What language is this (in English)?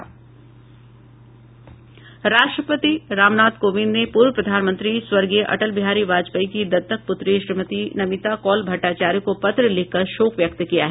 Hindi